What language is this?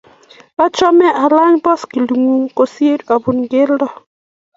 Kalenjin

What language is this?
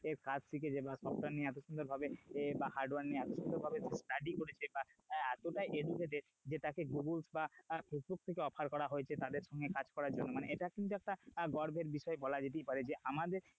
Bangla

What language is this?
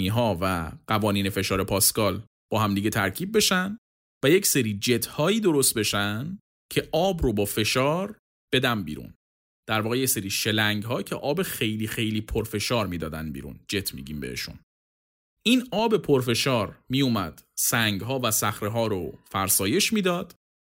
Persian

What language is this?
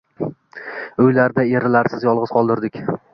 Uzbek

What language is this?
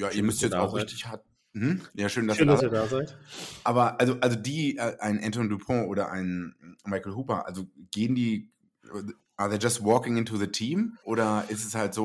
German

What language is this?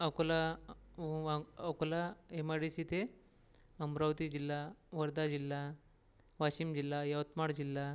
Marathi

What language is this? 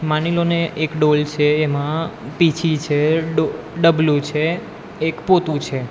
Gujarati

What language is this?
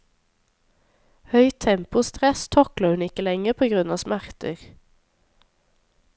Norwegian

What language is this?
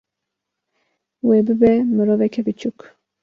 Kurdish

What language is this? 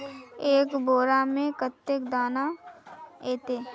Magahi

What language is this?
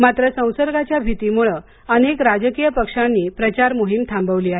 Marathi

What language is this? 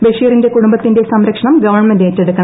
Malayalam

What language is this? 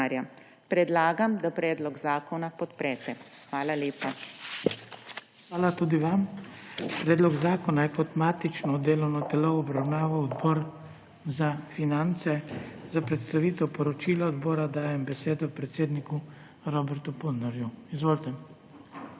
Slovenian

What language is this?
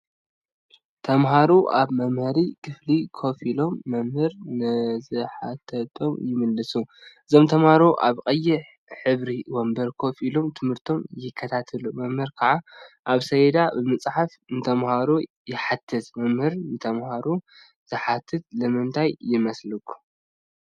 Tigrinya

